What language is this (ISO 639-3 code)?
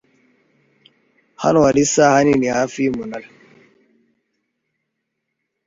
kin